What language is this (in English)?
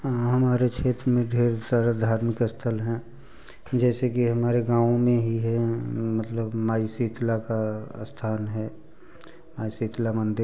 Hindi